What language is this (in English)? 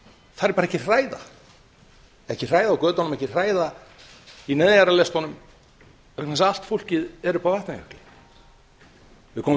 Icelandic